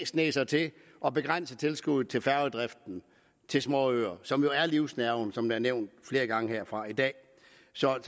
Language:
Danish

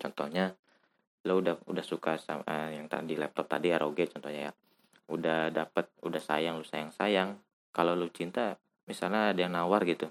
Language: Indonesian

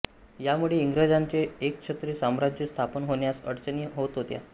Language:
Marathi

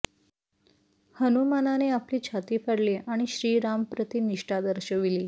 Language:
Marathi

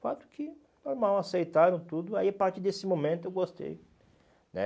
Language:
Portuguese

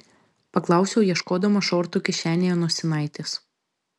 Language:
Lithuanian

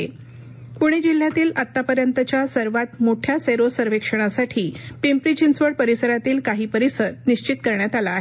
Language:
Marathi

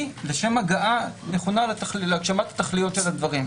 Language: Hebrew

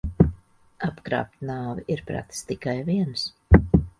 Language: Latvian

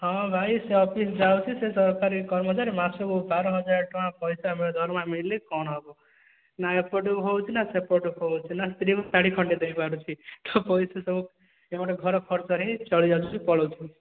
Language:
Odia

